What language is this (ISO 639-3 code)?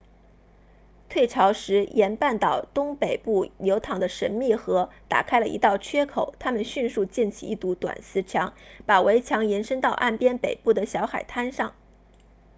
zho